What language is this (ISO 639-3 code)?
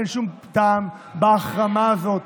heb